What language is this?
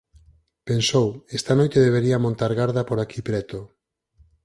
Galician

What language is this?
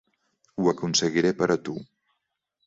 Catalan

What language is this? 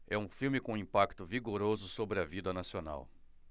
Portuguese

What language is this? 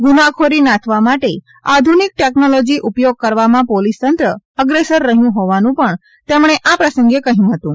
Gujarati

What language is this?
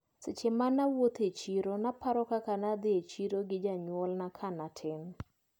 Luo (Kenya and Tanzania)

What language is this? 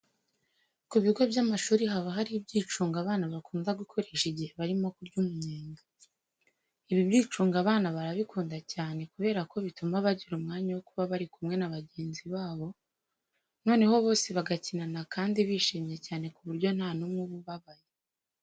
Kinyarwanda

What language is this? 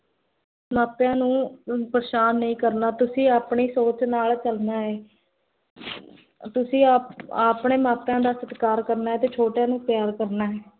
Punjabi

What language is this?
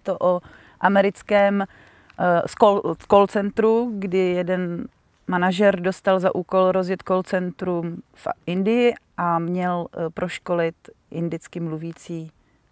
Czech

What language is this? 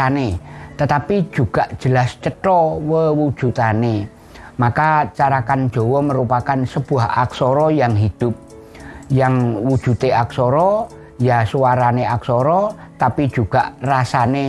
Indonesian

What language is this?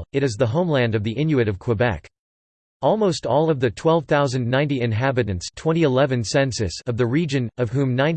English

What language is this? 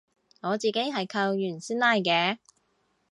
Cantonese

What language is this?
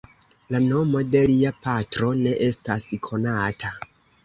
Esperanto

